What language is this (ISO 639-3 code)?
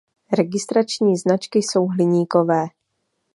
ces